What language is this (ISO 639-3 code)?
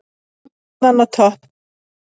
isl